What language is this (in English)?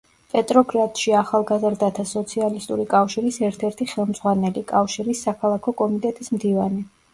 Georgian